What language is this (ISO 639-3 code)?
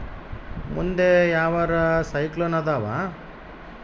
kan